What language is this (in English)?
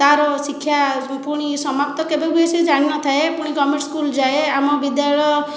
Odia